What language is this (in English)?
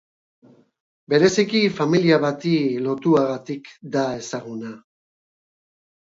Basque